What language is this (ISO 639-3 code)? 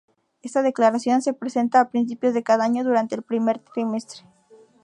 spa